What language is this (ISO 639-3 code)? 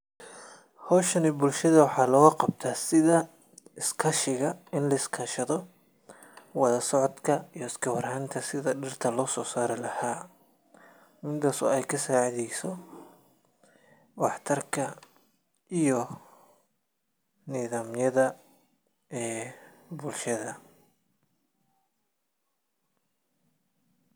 som